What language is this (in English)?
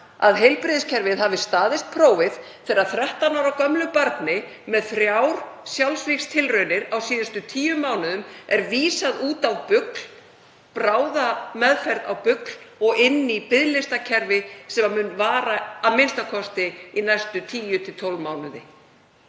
Icelandic